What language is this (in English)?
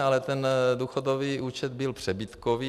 Czech